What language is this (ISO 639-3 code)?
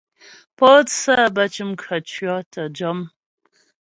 bbj